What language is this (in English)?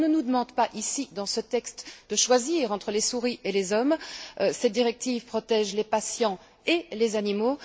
French